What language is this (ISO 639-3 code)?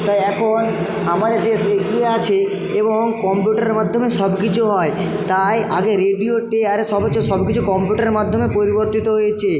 ben